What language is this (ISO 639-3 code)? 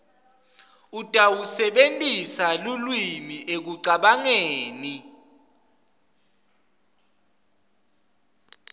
ssw